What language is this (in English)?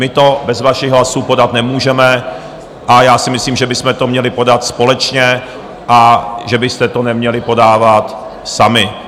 Czech